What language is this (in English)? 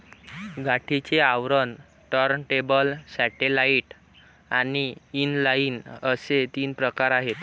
Marathi